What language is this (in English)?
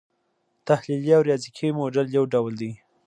Pashto